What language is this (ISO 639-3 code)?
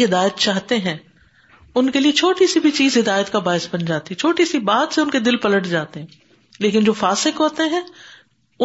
urd